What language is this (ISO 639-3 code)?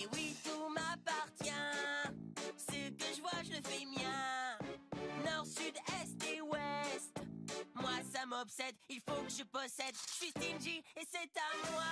fra